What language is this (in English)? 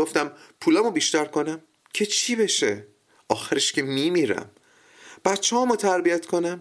Persian